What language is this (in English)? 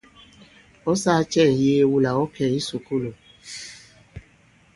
Bankon